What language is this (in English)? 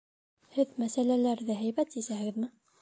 Bashkir